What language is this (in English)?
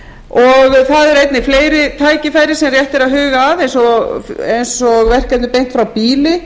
Icelandic